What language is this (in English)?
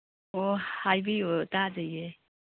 Manipuri